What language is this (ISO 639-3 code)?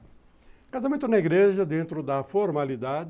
por